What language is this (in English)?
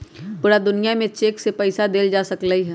Magahi